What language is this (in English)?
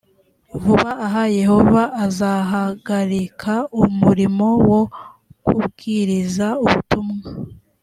Kinyarwanda